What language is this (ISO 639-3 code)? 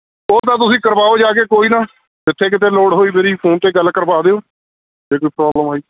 pan